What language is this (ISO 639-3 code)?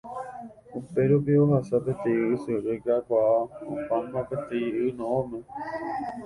grn